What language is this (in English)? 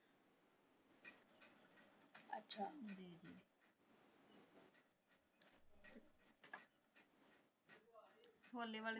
Punjabi